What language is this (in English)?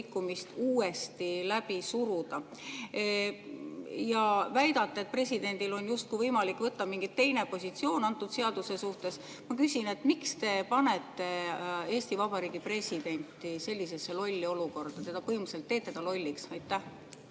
Estonian